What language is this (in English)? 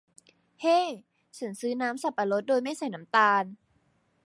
Thai